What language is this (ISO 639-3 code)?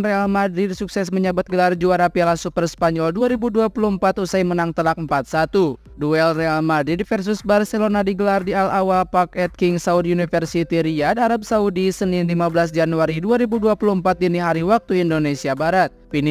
ind